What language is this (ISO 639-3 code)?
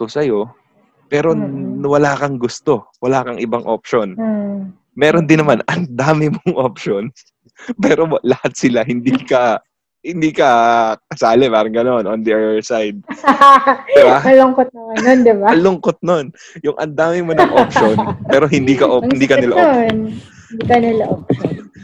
fil